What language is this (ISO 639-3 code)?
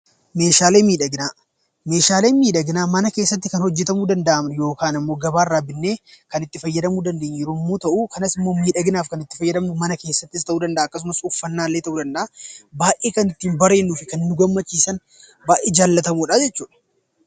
orm